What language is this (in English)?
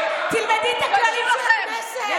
Hebrew